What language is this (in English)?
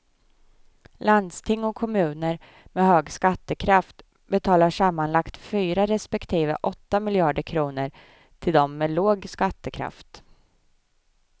Swedish